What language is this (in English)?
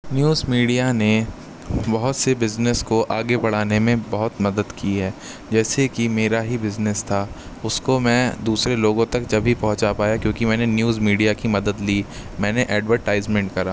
Urdu